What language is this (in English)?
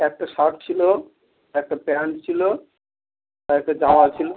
Bangla